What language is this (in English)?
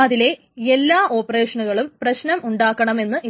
Malayalam